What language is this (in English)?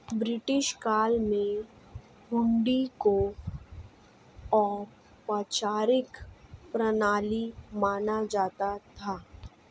Hindi